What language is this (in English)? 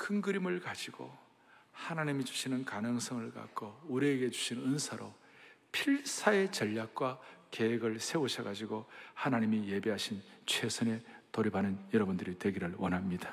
Korean